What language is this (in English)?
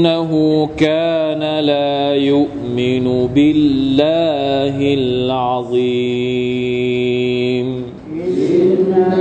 Thai